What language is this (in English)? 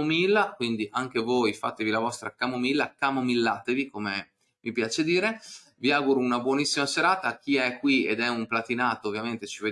Italian